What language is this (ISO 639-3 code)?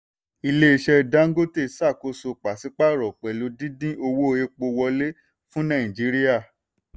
yor